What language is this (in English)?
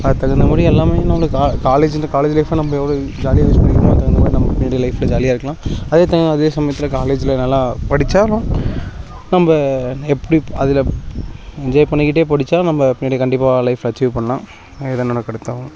Tamil